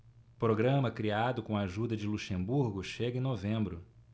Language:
Portuguese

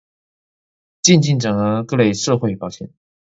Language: Chinese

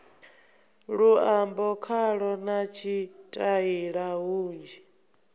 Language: Venda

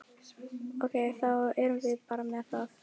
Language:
Icelandic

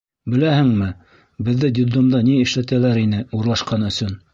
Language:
Bashkir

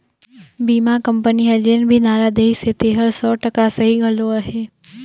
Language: Chhattisgarhi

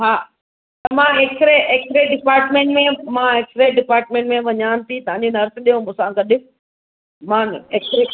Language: Sindhi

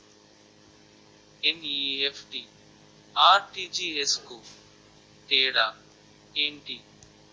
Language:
Telugu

